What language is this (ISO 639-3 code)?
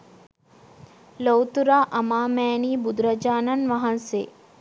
sin